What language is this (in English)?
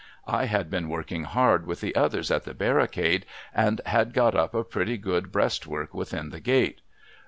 English